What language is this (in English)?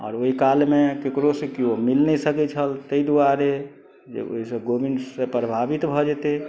Maithili